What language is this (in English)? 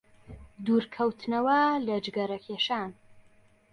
Central Kurdish